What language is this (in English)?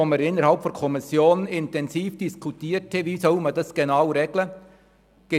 Swiss German